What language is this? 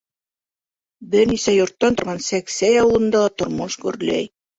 Bashkir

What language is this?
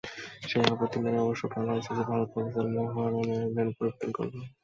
Bangla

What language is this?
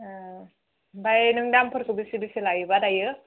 Bodo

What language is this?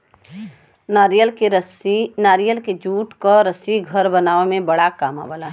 Bhojpuri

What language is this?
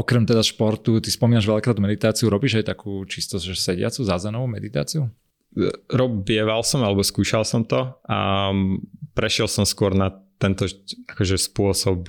Slovak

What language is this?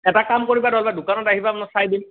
Assamese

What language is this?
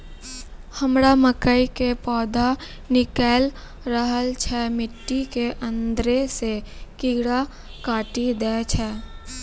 Maithili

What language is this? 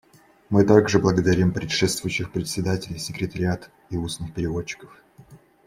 Russian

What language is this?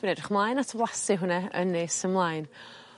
Welsh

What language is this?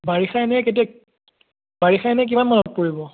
Assamese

